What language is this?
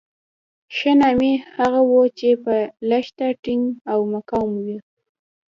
Pashto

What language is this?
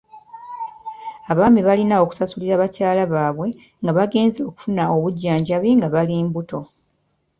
Ganda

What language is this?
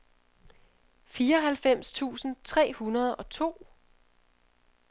Danish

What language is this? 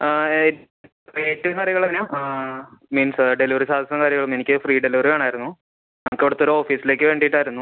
Malayalam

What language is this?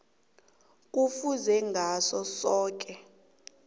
South Ndebele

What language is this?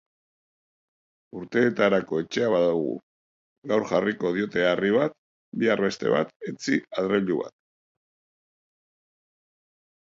Basque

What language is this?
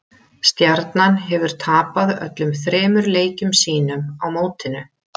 Icelandic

